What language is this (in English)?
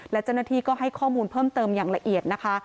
Thai